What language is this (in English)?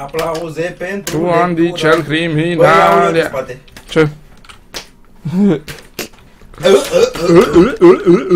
Romanian